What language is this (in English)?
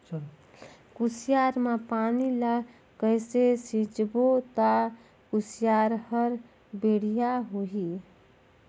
Chhattisgarhi